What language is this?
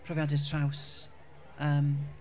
Welsh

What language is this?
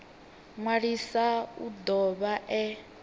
Venda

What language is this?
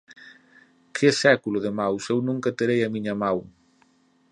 Galician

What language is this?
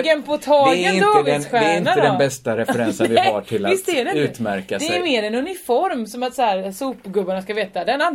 Swedish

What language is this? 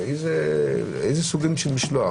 Hebrew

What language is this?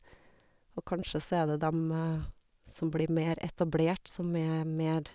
Norwegian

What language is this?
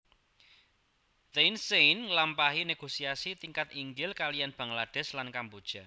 Javanese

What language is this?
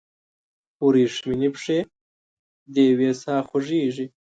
Pashto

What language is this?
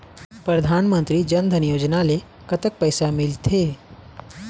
Chhattisgarhi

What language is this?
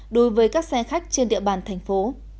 Vietnamese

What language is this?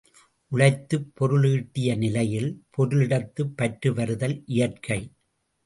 Tamil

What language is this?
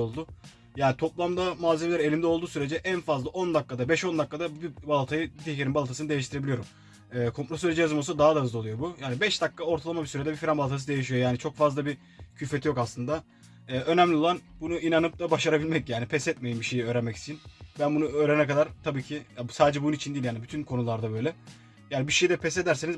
Turkish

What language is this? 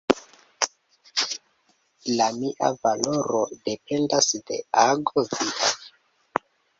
Esperanto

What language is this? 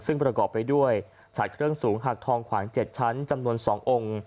Thai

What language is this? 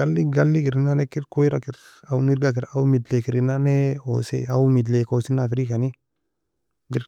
Nobiin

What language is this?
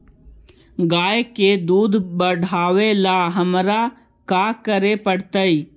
Magahi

